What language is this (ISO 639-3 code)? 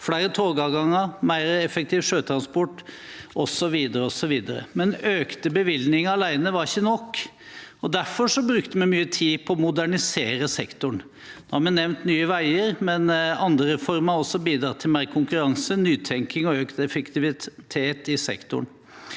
nor